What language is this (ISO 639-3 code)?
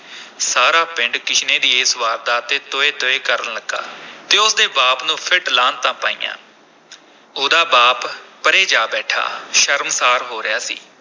pan